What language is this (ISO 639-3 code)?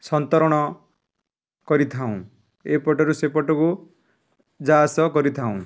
ori